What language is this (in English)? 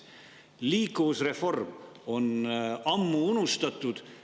Estonian